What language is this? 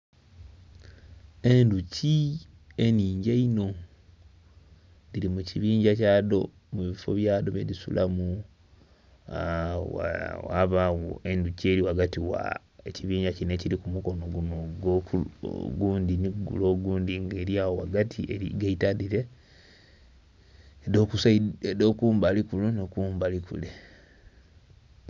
Soga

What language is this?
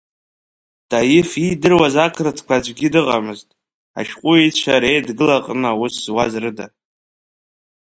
Abkhazian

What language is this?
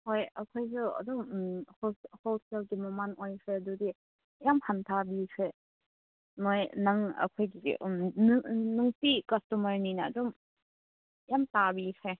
Manipuri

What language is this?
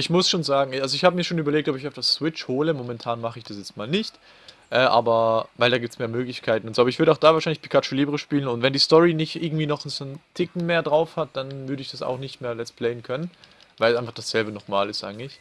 German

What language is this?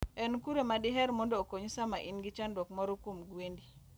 Luo (Kenya and Tanzania)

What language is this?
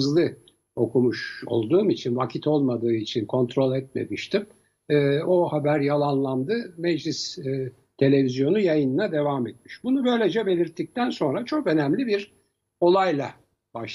Turkish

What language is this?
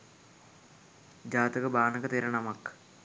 Sinhala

